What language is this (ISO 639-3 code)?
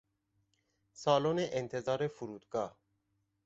fas